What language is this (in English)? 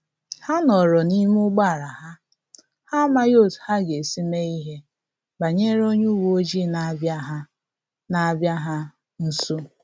Igbo